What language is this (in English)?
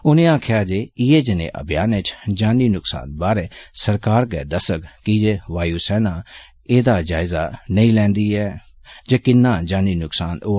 Dogri